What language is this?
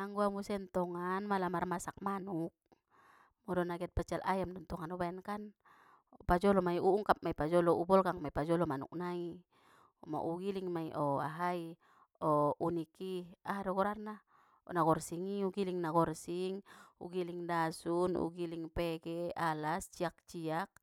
Batak Mandailing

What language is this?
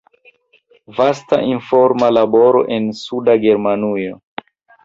Esperanto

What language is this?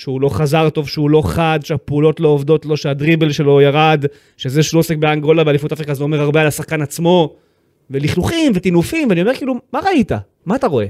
Hebrew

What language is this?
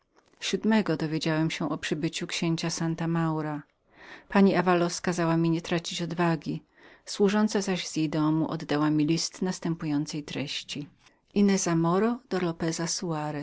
Polish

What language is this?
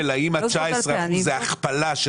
Hebrew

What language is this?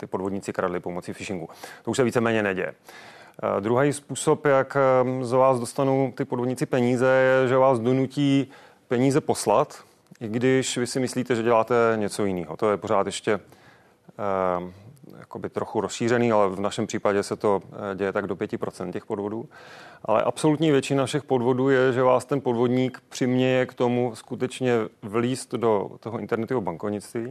Czech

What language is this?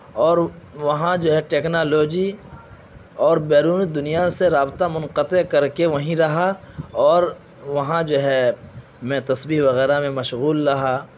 Urdu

